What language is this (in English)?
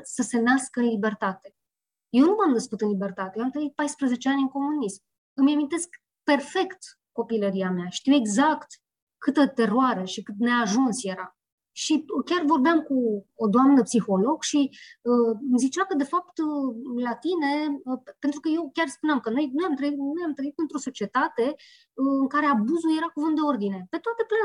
Romanian